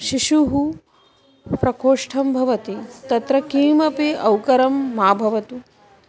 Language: Sanskrit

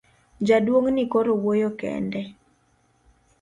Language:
Luo (Kenya and Tanzania)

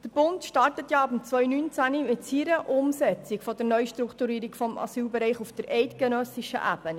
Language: Swiss German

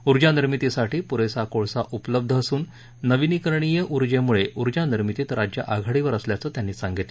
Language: Marathi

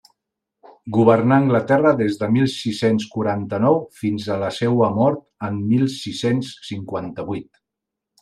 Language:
Catalan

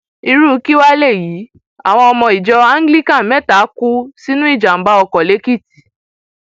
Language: Yoruba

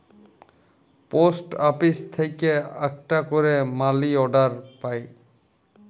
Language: Bangla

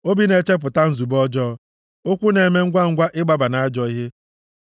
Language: Igbo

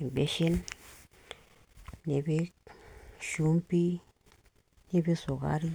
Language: Masai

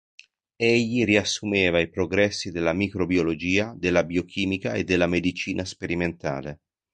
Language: Italian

